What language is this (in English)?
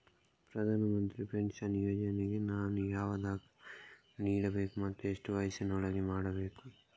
Kannada